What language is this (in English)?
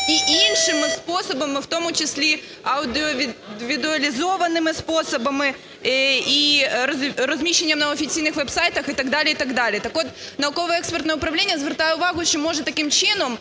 Ukrainian